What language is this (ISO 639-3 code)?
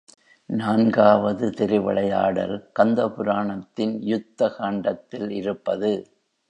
tam